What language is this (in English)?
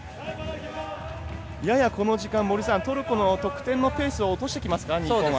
Japanese